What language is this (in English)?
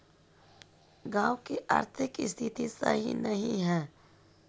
Magahi